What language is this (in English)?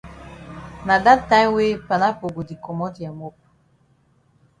Cameroon Pidgin